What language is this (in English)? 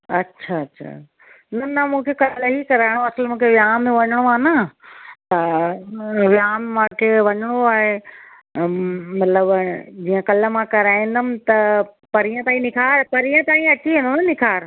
Sindhi